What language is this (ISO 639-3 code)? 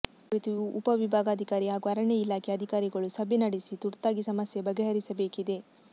kan